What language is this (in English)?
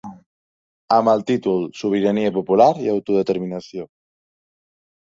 Catalan